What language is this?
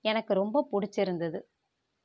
Tamil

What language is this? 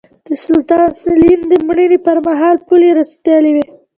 Pashto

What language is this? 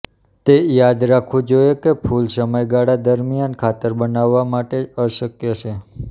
Gujarati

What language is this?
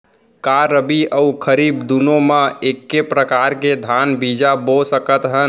Chhattisgarhi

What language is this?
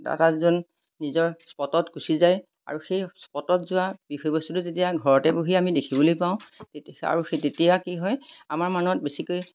Assamese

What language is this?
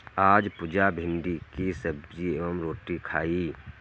Hindi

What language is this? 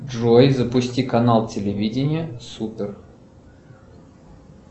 Russian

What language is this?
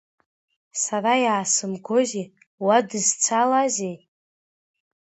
Abkhazian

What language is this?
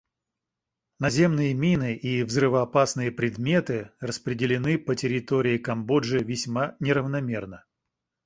Russian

